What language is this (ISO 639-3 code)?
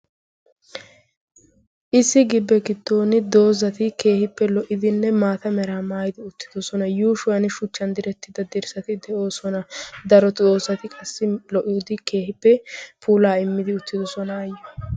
wal